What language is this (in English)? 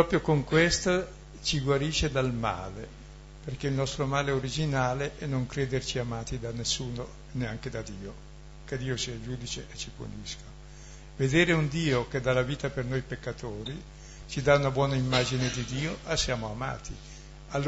Italian